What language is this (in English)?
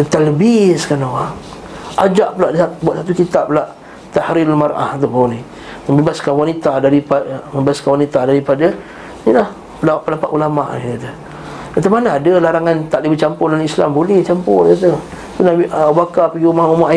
Malay